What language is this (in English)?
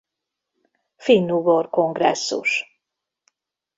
Hungarian